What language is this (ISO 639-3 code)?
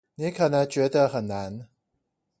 zho